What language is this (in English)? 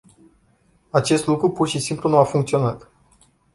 Romanian